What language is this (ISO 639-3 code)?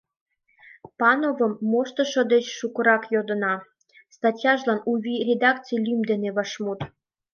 chm